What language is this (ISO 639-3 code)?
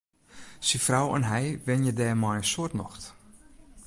fry